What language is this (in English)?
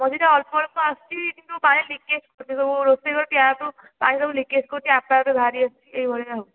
Odia